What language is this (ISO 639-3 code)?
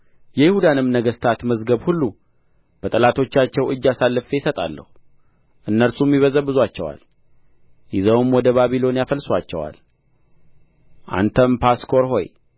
amh